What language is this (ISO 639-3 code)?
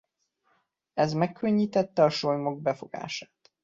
hun